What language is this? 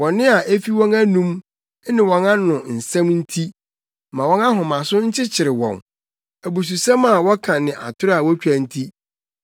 Akan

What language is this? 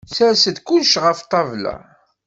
Kabyle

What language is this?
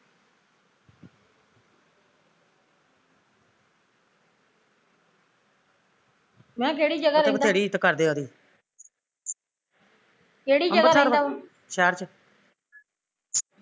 Punjabi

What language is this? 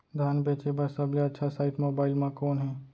Chhattisgarhi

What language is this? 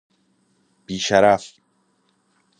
Persian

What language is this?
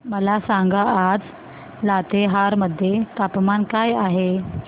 Marathi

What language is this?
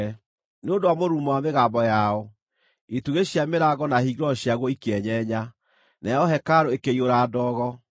Kikuyu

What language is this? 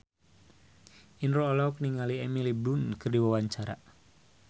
Sundanese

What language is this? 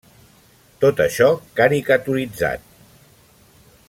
Catalan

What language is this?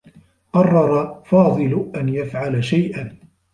Arabic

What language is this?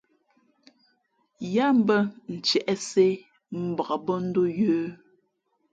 Fe'fe'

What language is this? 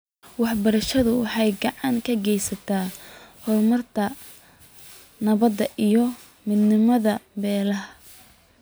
Somali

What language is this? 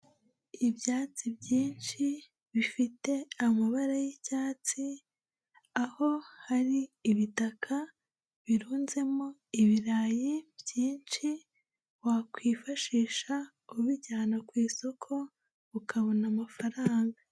Kinyarwanda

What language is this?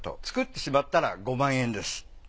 Japanese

